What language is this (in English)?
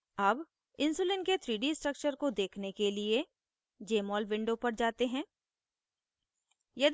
Hindi